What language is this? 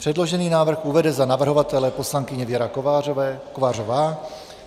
Czech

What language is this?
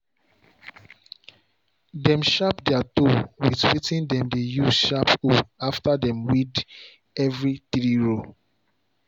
Nigerian Pidgin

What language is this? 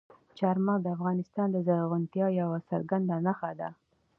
Pashto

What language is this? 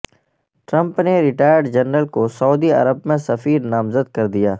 Urdu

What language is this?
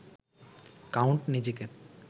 Bangla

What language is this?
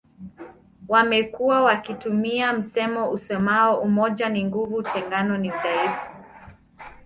Swahili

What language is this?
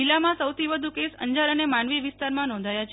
Gujarati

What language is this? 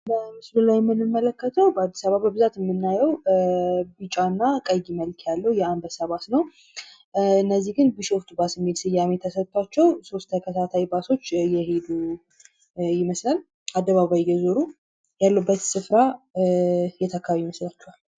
Amharic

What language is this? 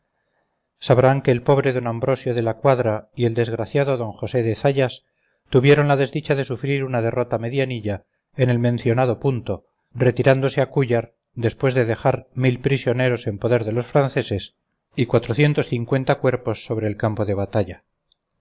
Spanish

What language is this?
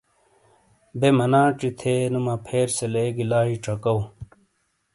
Shina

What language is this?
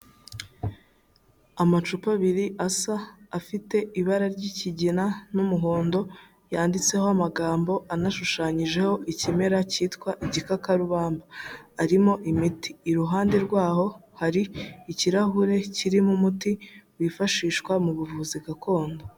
Kinyarwanda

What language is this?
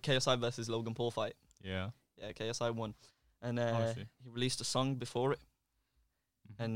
English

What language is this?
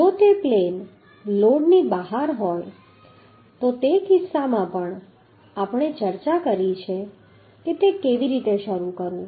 Gujarati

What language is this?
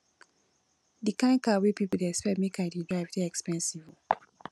Nigerian Pidgin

